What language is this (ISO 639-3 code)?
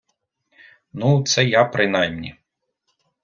ukr